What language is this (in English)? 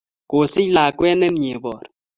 Kalenjin